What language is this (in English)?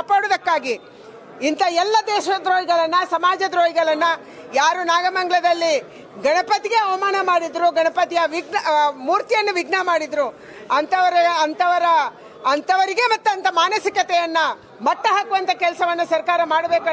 Kannada